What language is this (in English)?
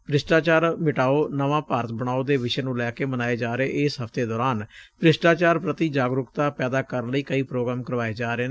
Punjabi